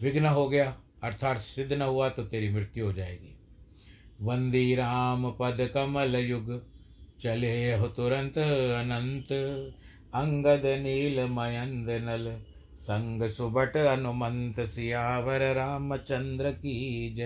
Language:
Hindi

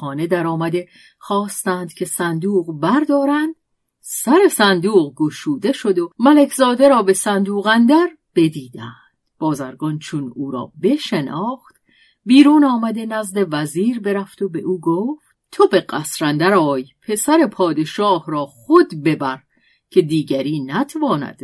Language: Persian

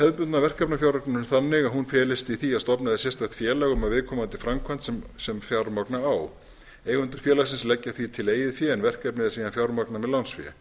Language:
Icelandic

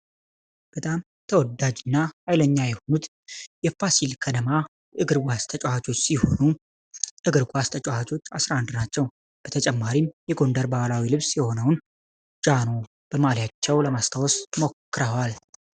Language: Amharic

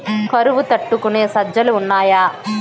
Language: Telugu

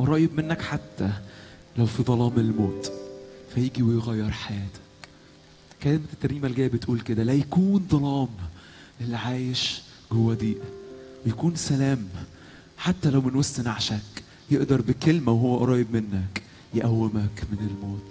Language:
Arabic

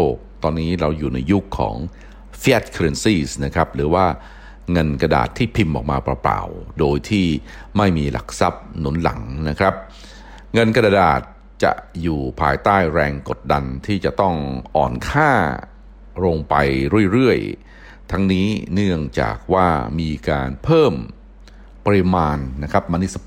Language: Thai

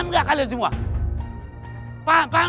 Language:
Indonesian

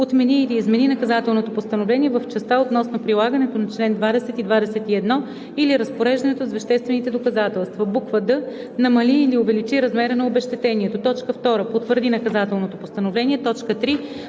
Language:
Bulgarian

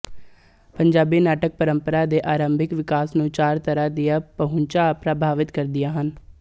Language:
Punjabi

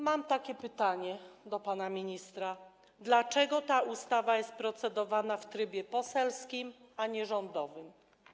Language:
Polish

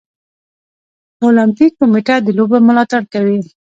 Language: Pashto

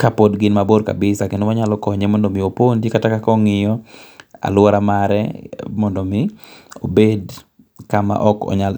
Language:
Luo (Kenya and Tanzania)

